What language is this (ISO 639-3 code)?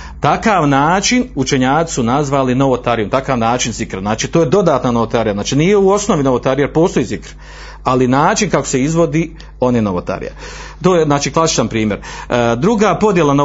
hrv